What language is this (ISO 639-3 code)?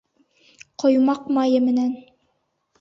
bak